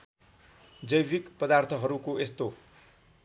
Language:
Nepali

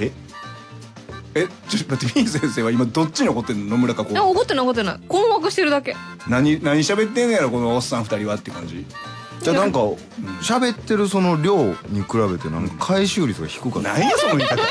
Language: Japanese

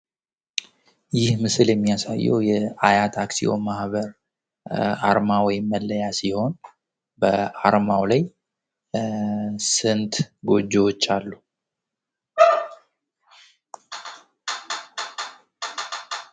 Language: Amharic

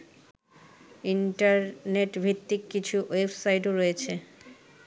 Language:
Bangla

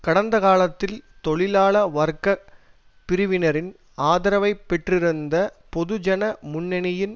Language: Tamil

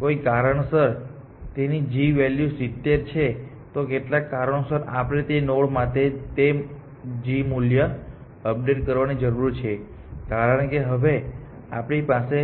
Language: Gujarati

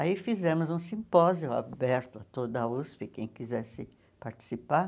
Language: Portuguese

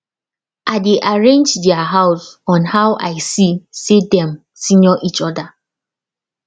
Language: Nigerian Pidgin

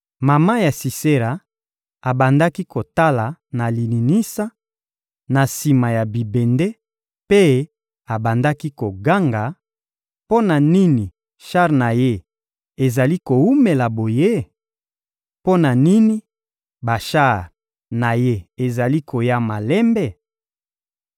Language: Lingala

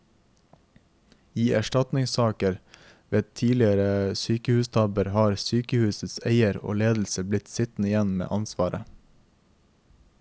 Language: Norwegian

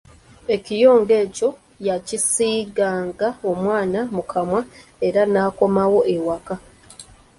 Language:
Ganda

